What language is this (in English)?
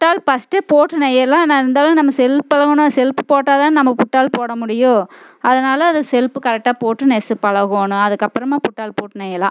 Tamil